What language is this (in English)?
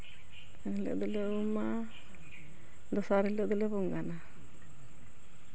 Santali